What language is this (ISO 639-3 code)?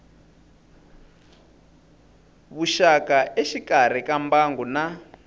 tso